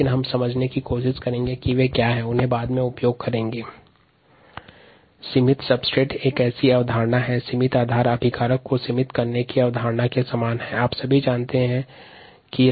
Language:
Hindi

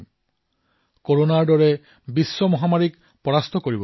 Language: Assamese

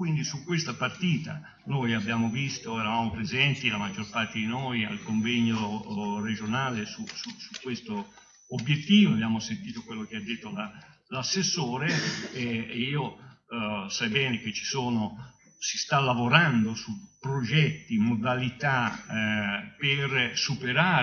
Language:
Italian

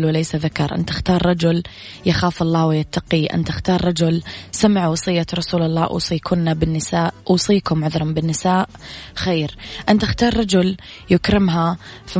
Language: Arabic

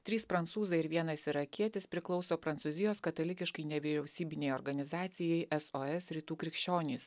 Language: Lithuanian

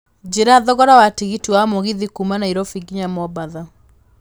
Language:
Kikuyu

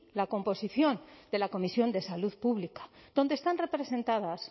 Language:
Spanish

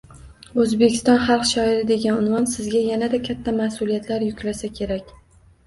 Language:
Uzbek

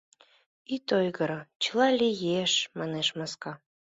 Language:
Mari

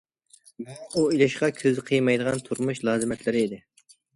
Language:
Uyghur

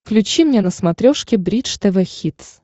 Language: Russian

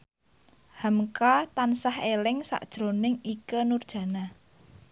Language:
Javanese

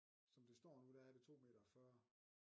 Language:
Danish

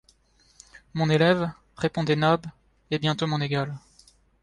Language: French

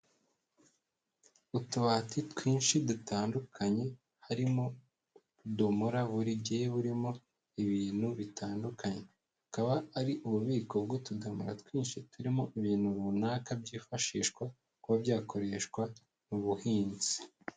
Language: Kinyarwanda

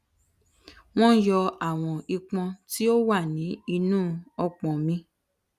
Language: Yoruba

